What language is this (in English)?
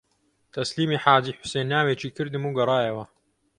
Central Kurdish